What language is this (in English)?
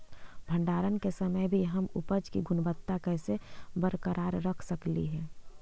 Magahi